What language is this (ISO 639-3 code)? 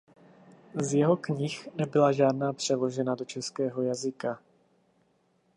ces